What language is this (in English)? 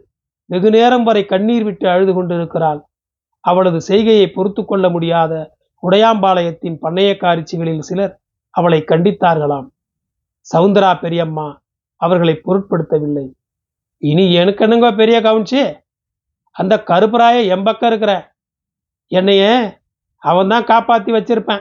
Tamil